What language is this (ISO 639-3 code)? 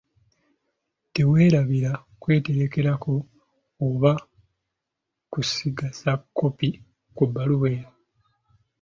lug